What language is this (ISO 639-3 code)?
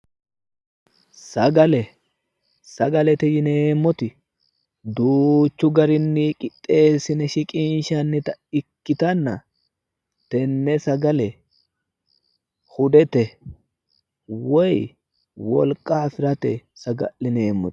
sid